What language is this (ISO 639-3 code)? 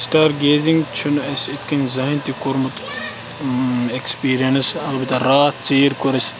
kas